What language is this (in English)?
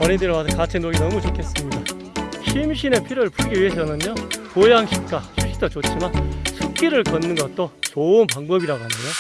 Korean